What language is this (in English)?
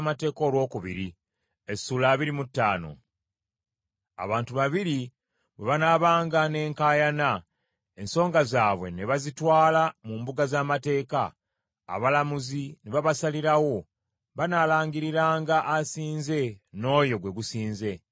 Ganda